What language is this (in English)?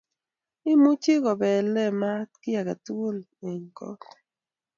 Kalenjin